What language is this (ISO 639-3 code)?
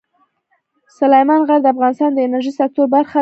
pus